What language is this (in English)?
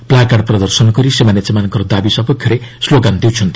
Odia